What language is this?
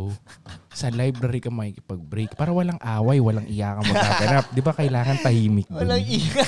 Filipino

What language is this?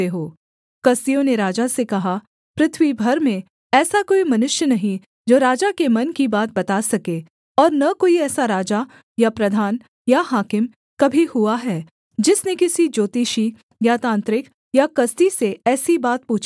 Hindi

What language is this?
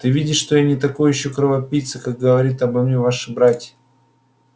Russian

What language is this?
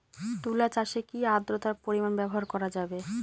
Bangla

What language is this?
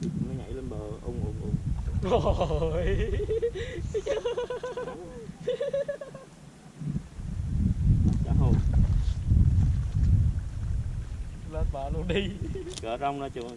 Vietnamese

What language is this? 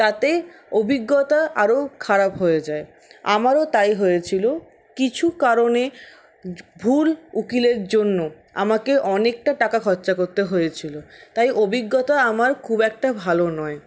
Bangla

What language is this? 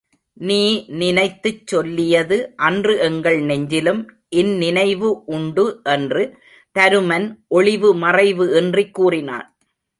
Tamil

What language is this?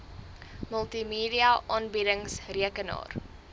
Afrikaans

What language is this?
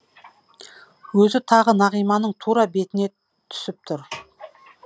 Kazakh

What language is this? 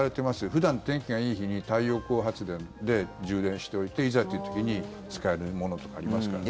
Japanese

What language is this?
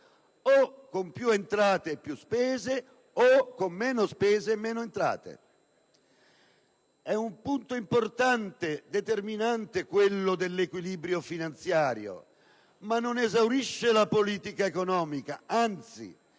Italian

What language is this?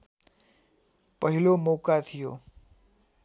Nepali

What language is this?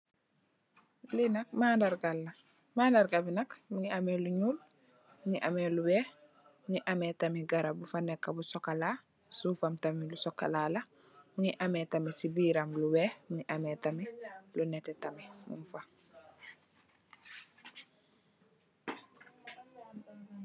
Wolof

